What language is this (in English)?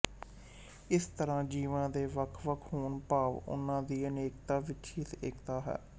Punjabi